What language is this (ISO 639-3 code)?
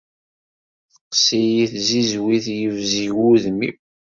kab